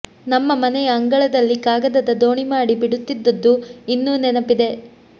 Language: Kannada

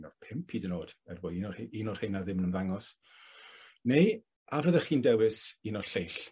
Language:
Welsh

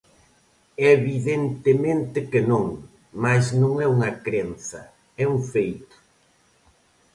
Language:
Galician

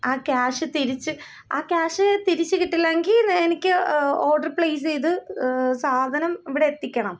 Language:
Malayalam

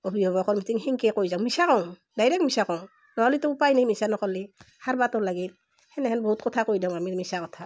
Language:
Assamese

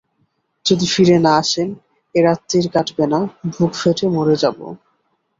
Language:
Bangla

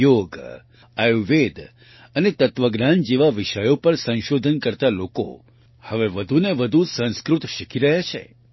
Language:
Gujarati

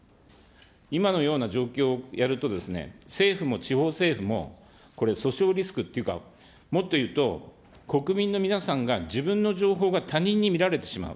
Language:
Japanese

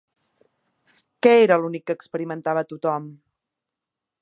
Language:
Catalan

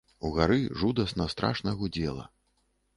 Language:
Belarusian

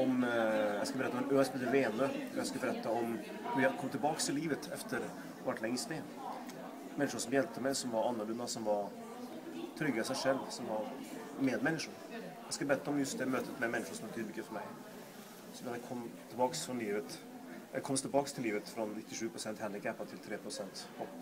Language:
Swedish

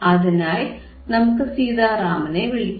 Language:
Malayalam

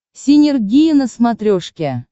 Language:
Russian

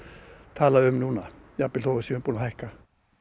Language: Icelandic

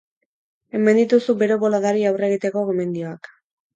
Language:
Basque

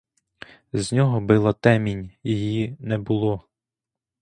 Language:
Ukrainian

